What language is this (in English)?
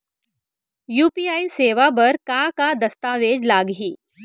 Chhattisgarhi